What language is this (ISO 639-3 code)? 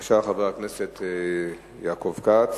heb